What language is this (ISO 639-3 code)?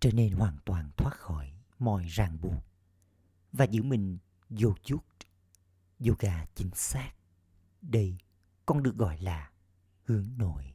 vie